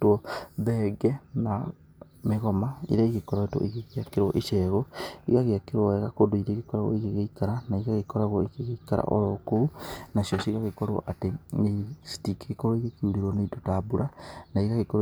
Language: Kikuyu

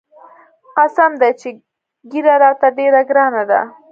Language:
Pashto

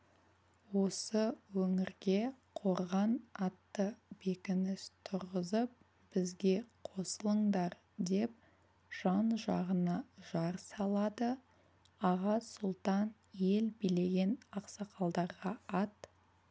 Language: Kazakh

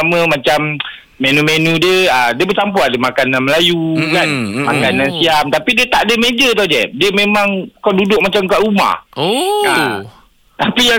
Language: Malay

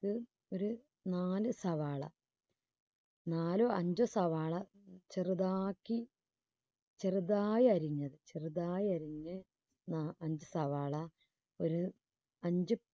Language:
Malayalam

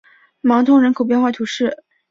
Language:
Chinese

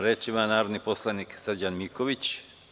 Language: Serbian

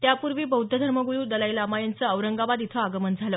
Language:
Marathi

